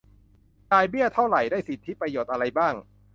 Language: Thai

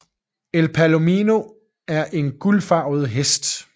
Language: Danish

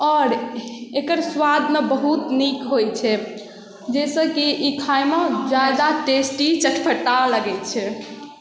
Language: Maithili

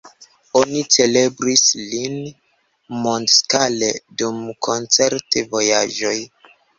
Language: Esperanto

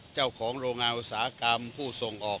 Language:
Thai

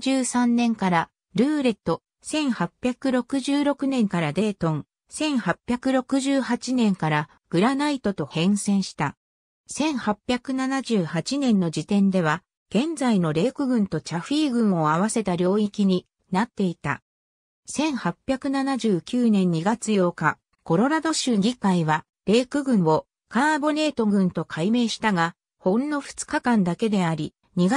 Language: Japanese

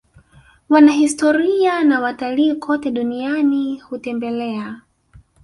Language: Swahili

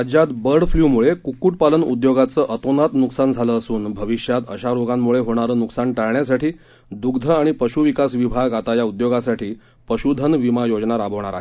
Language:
Marathi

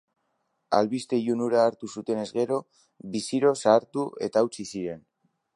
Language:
Basque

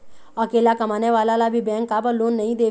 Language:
Chhattisgarhi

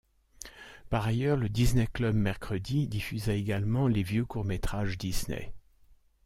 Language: French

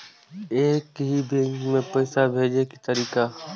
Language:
Maithili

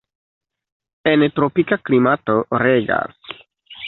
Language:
Esperanto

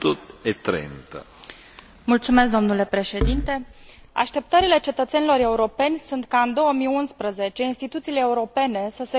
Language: Romanian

